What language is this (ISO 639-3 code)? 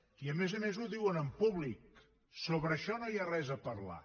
cat